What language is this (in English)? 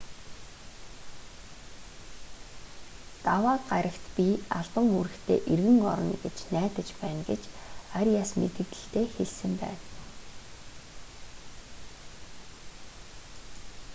Mongolian